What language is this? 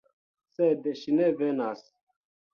Esperanto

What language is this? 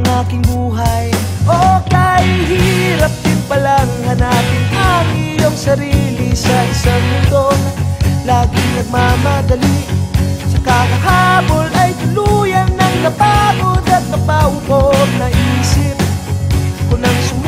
Filipino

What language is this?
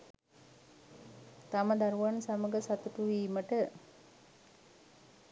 Sinhala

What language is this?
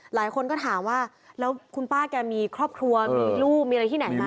Thai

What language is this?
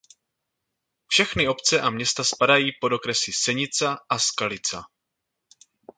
Czech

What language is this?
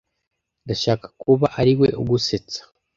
Kinyarwanda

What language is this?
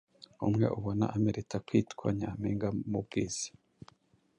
Kinyarwanda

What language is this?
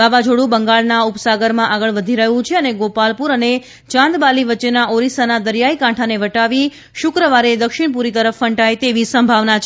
Gujarati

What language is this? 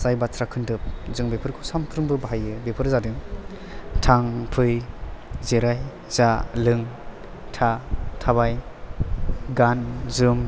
Bodo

